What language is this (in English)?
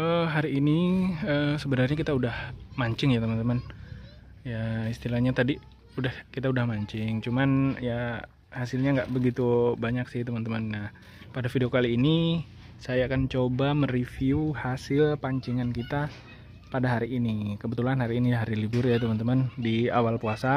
Indonesian